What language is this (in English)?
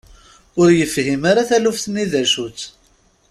Kabyle